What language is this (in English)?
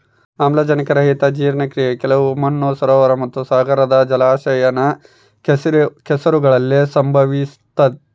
Kannada